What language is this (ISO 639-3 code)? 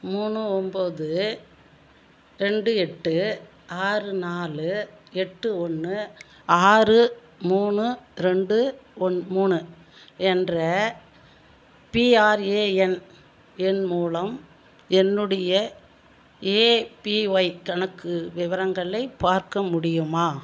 tam